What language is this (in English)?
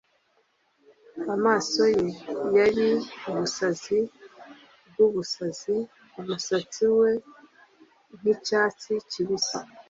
Kinyarwanda